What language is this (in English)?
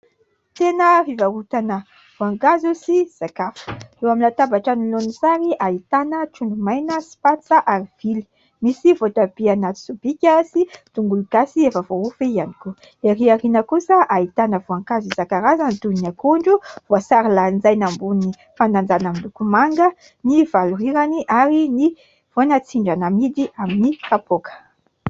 Malagasy